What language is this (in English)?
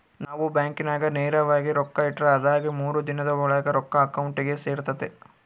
Kannada